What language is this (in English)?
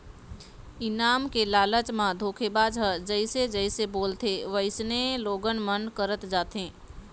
Chhattisgarhi